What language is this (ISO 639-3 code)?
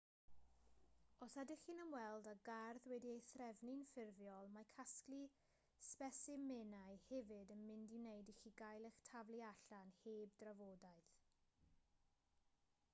cym